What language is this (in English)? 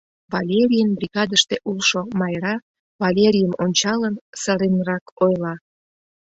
Mari